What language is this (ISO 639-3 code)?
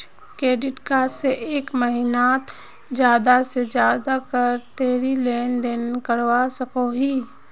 mag